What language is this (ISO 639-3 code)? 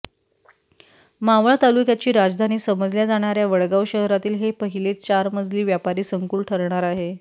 mar